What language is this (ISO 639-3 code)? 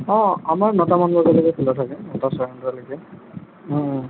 asm